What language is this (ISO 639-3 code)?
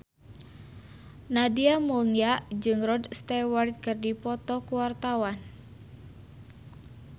sun